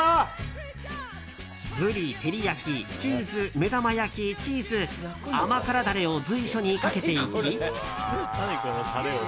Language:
Japanese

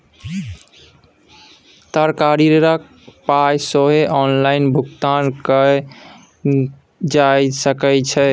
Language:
Maithili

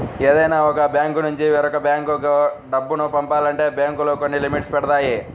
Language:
Telugu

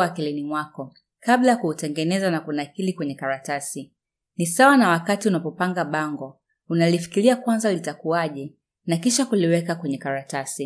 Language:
Swahili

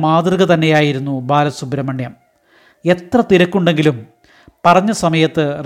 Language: Malayalam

